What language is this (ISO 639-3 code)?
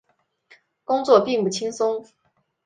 zho